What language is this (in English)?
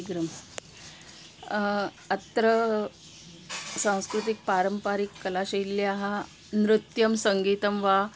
Sanskrit